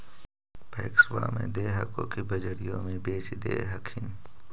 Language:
Magahi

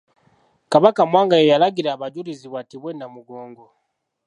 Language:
Ganda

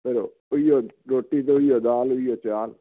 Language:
Punjabi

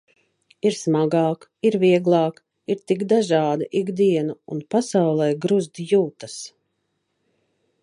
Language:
Latvian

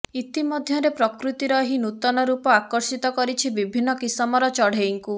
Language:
Odia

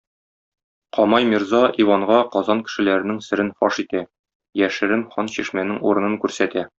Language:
Tatar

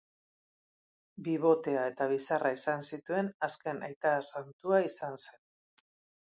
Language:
Basque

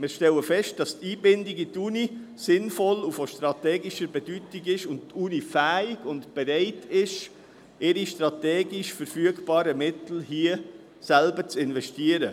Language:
Swiss German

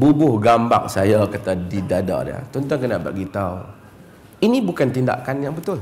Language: Malay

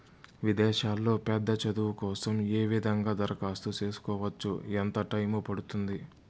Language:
Telugu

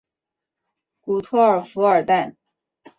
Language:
Chinese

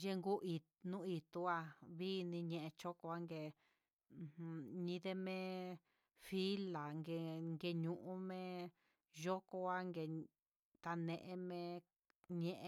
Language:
Huitepec Mixtec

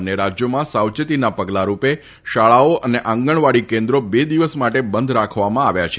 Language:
Gujarati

